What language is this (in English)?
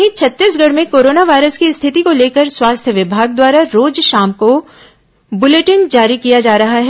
Hindi